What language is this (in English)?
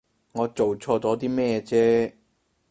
Cantonese